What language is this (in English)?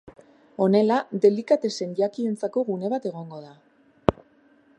Basque